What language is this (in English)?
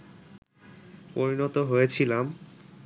Bangla